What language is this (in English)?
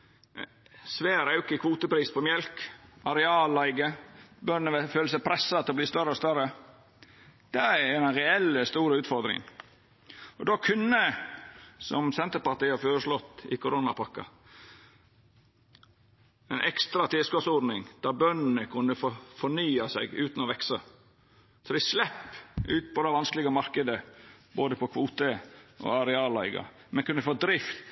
Norwegian Nynorsk